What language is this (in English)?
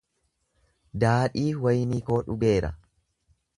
Oromo